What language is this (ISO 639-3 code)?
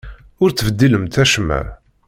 kab